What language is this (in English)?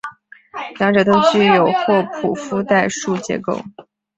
Chinese